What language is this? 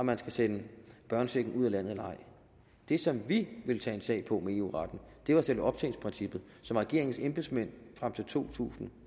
Danish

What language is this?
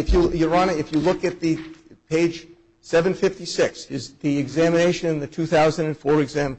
English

